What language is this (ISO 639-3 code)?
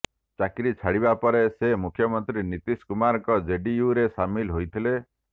ori